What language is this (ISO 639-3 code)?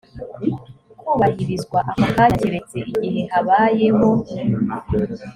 kin